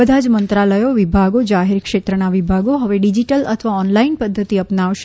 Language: Gujarati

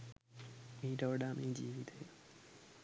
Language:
Sinhala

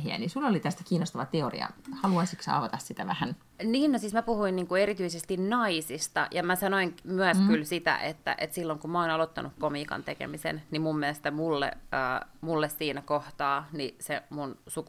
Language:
Finnish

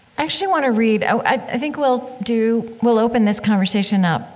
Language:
English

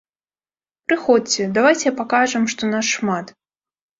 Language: Belarusian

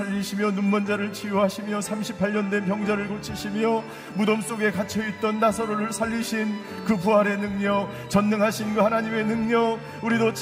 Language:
Korean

